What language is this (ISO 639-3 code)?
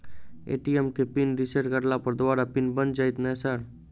mai